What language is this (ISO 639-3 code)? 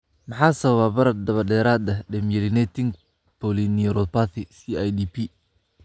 som